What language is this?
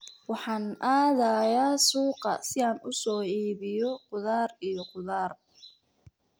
Somali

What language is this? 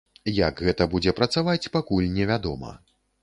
Belarusian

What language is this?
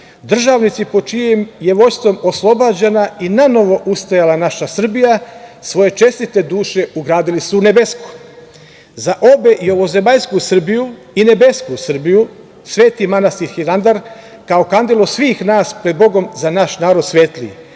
Serbian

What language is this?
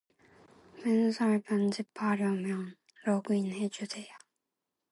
Korean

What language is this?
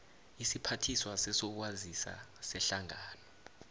South Ndebele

